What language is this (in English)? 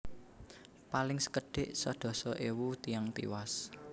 Javanese